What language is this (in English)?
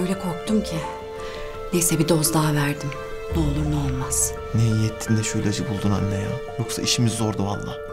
Turkish